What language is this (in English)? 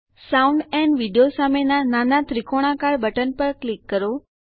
Gujarati